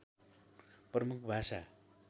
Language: Nepali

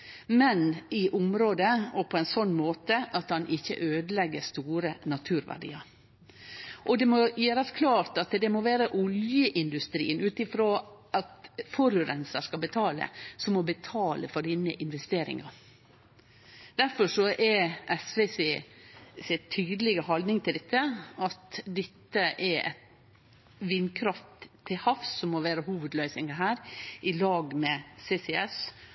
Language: Norwegian Nynorsk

